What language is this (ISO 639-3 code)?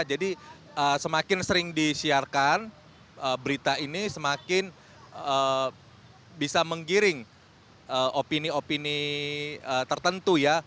ind